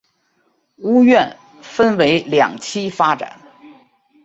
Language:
Chinese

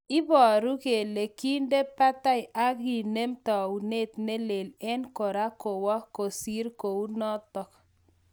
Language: Kalenjin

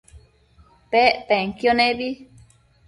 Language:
Matsés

